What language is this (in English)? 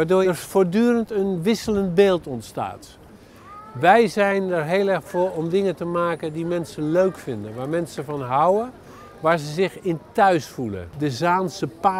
Dutch